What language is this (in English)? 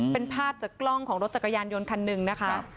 Thai